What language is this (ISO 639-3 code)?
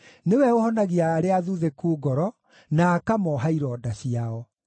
kik